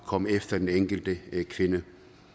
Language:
Danish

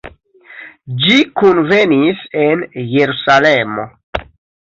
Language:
Esperanto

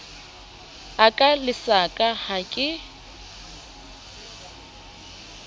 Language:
Southern Sotho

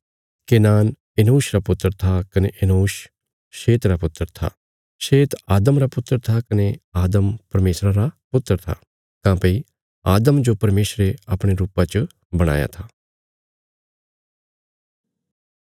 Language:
Bilaspuri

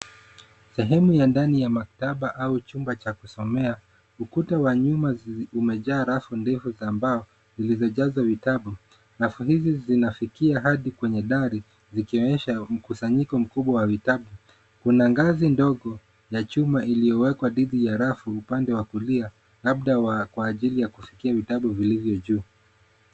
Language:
Swahili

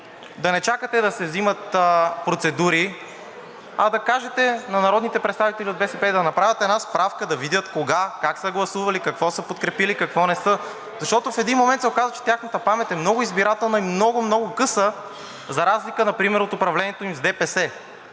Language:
Bulgarian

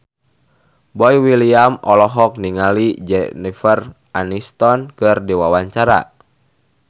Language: Sundanese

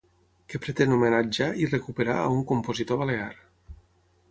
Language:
Catalan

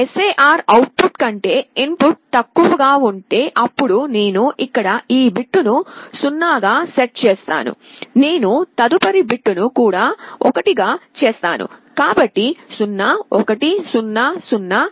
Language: Telugu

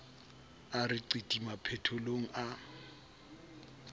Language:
Southern Sotho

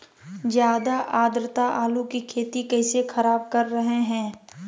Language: Magahi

